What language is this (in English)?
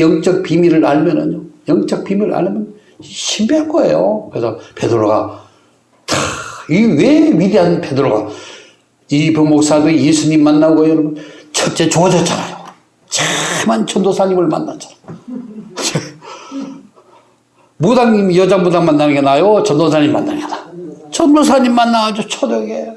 Korean